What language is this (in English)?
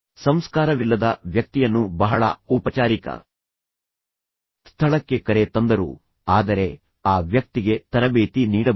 Kannada